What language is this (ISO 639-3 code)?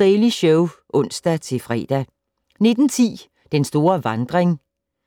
dan